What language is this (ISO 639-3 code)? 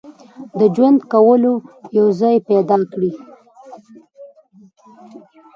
pus